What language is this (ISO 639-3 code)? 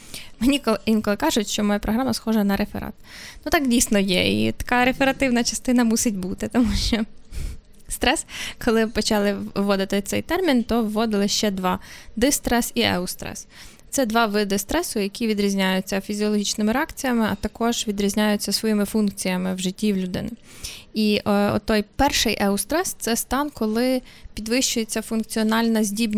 ukr